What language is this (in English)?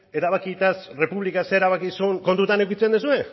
Basque